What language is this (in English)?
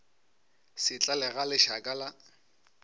Northern Sotho